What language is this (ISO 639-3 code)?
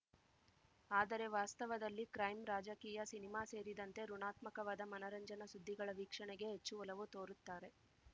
kan